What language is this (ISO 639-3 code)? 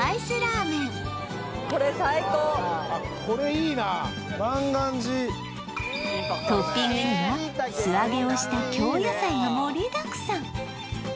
jpn